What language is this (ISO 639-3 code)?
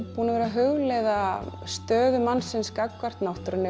isl